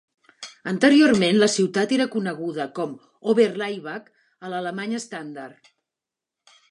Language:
Catalan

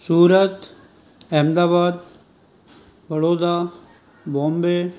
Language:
Sindhi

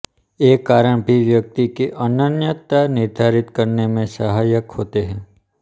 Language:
Hindi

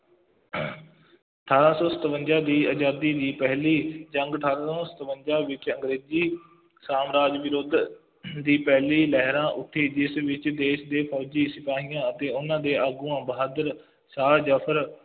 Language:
Punjabi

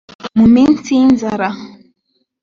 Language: Kinyarwanda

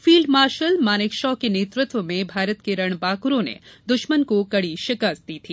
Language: Hindi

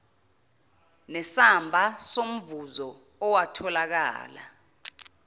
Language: Zulu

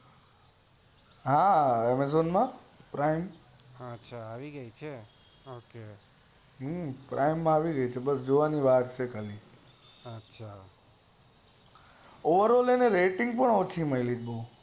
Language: Gujarati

